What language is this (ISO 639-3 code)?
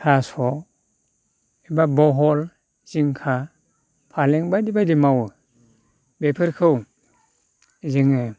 brx